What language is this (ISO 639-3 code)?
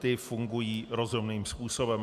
ces